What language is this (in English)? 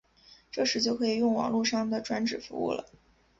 Chinese